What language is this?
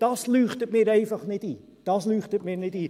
Swiss German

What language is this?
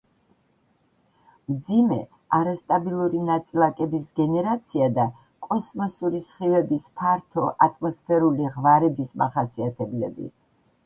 Georgian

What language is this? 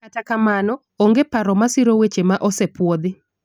Luo (Kenya and Tanzania)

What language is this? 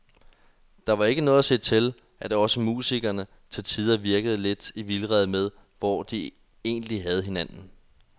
Danish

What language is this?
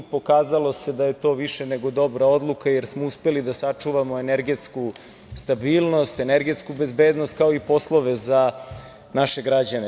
Serbian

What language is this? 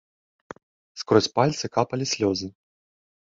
Belarusian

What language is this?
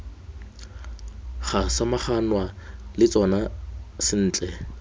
Tswana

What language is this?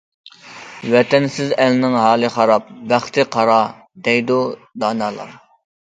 Uyghur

